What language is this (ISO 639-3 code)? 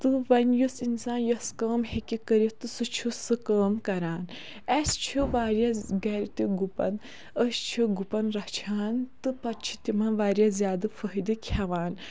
kas